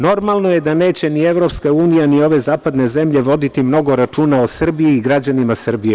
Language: Serbian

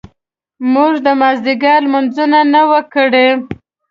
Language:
Pashto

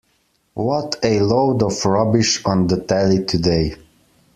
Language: English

